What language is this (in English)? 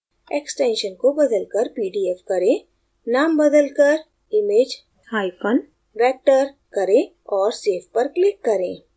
Hindi